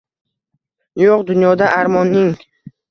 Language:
Uzbek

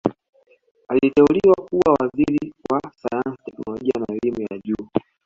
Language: Swahili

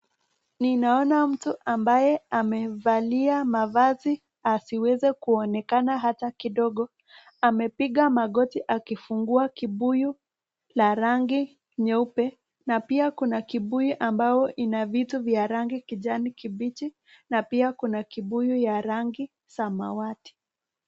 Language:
Swahili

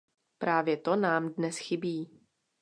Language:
Czech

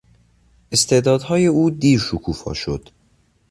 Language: Persian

